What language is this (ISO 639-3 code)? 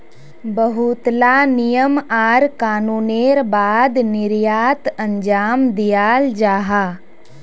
mag